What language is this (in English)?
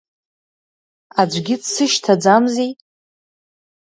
Abkhazian